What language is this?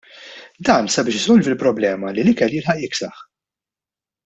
Maltese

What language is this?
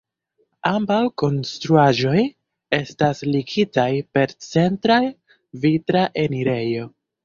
Esperanto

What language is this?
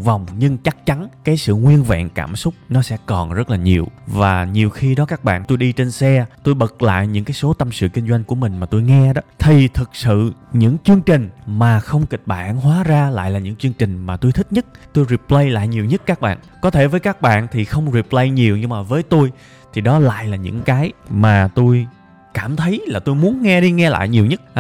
Vietnamese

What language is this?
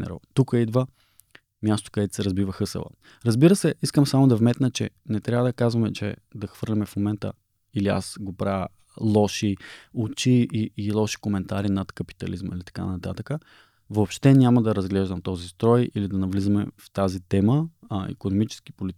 Bulgarian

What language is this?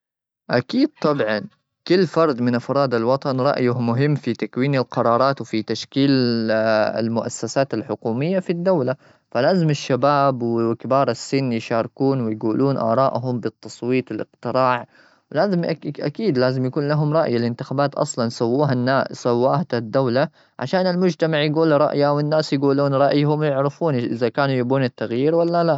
Gulf Arabic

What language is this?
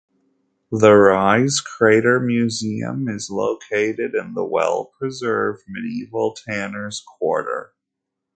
English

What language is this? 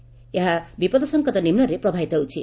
Odia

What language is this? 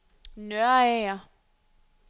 Danish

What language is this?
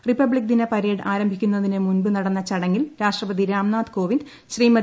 Malayalam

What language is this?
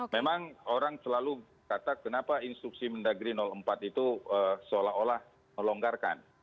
Indonesian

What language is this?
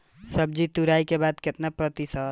Bhojpuri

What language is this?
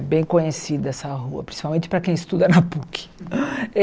Portuguese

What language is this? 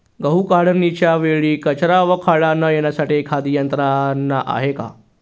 Marathi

